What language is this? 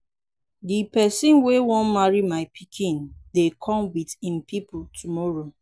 Nigerian Pidgin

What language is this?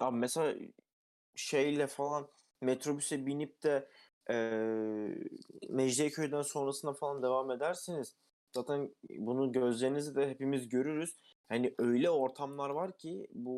Turkish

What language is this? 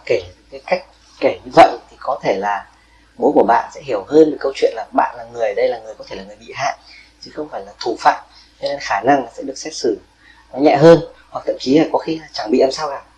Vietnamese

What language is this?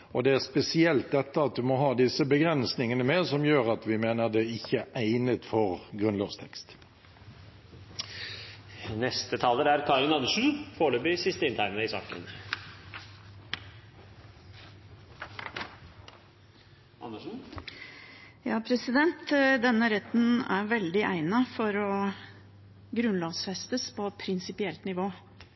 Norwegian Bokmål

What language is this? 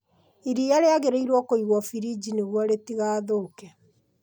Kikuyu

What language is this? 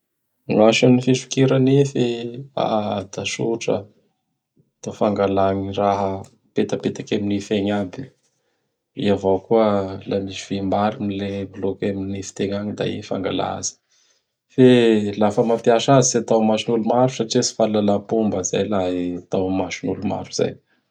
Bara Malagasy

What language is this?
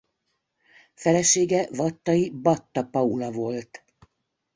Hungarian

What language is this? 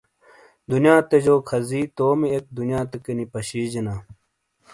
Shina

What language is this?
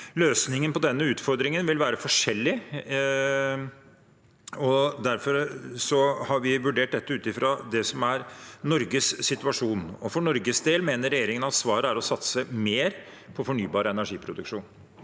Norwegian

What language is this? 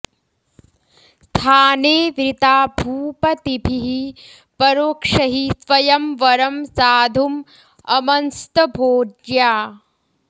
Sanskrit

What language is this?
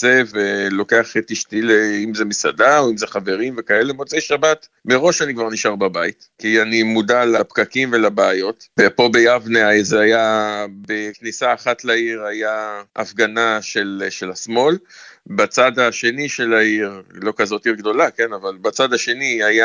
Hebrew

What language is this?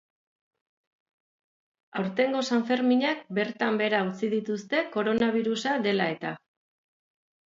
Basque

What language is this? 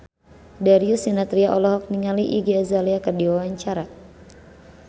Sundanese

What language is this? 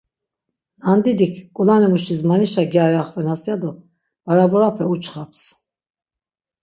Laz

